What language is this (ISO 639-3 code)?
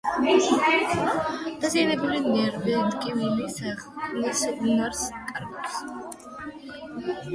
kat